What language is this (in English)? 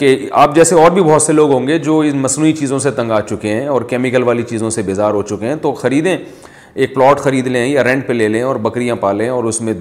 Urdu